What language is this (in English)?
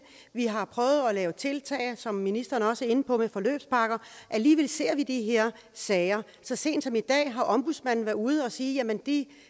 Danish